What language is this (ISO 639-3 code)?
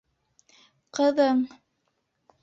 bak